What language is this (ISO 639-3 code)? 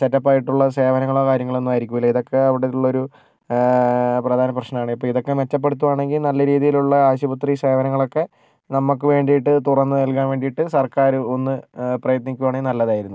mal